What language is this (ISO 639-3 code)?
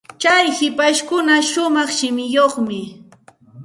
qxt